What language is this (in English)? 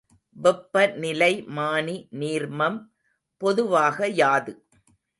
Tamil